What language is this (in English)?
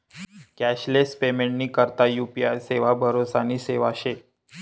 Marathi